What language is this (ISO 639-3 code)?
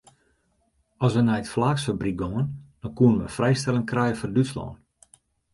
fry